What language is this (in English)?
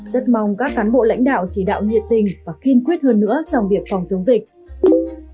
Vietnamese